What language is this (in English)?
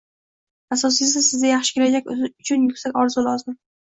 Uzbek